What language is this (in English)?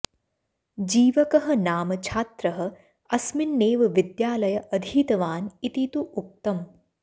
Sanskrit